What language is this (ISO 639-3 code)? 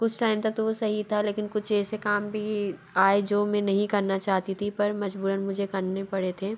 hin